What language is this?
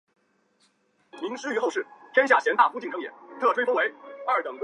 Chinese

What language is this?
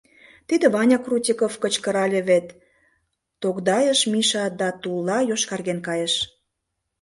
Mari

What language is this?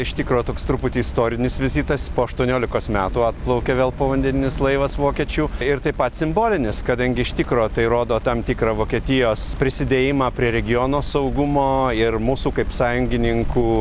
Lithuanian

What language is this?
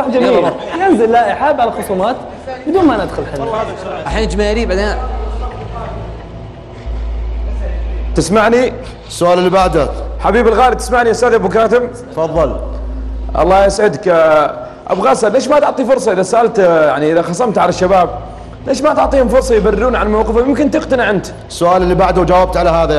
Arabic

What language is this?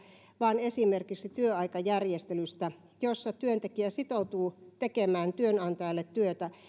Finnish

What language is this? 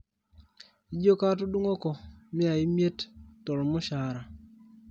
Masai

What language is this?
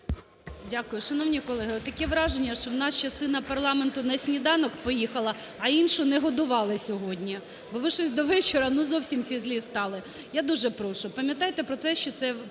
Ukrainian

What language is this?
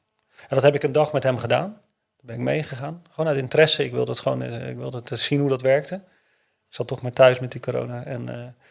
Dutch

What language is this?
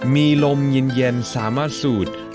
Thai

